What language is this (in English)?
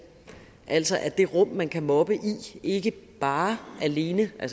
Danish